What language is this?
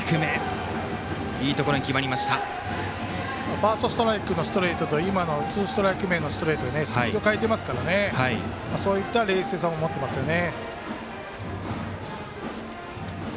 Japanese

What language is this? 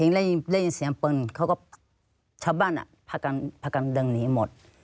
Thai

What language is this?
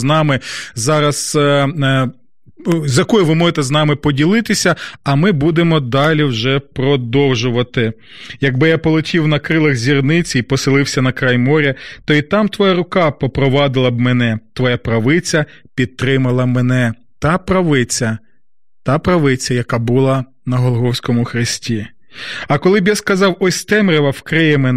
Ukrainian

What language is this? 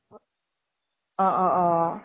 Assamese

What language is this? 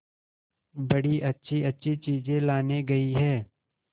Hindi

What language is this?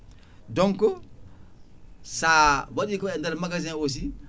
Fula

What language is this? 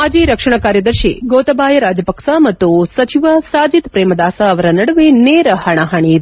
Kannada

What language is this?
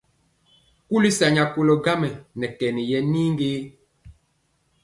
Mpiemo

